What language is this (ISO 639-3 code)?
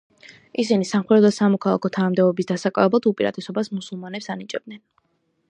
kat